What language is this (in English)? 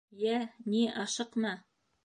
Bashkir